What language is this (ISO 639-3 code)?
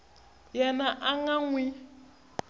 tso